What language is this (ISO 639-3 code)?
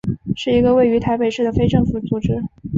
zho